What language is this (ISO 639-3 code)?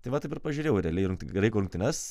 lit